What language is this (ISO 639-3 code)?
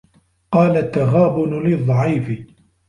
ara